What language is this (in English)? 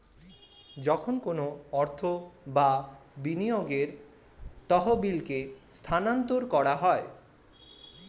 Bangla